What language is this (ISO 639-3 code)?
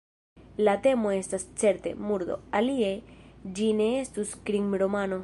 epo